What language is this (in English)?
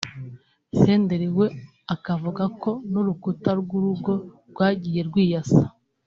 Kinyarwanda